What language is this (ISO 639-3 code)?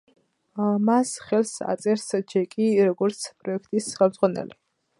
kat